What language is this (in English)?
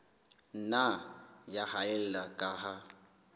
Southern Sotho